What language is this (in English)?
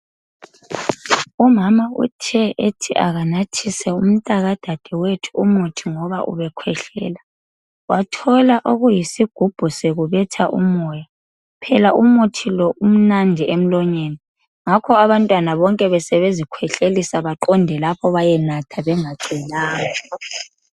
North Ndebele